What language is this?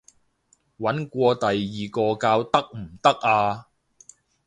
Cantonese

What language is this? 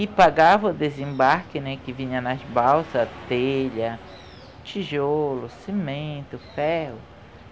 Portuguese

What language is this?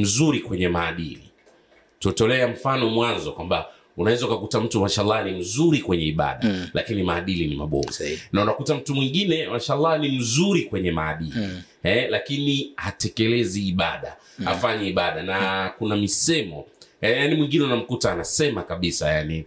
Swahili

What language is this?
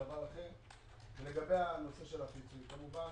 Hebrew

